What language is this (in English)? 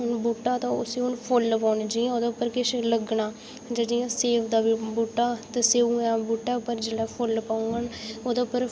Dogri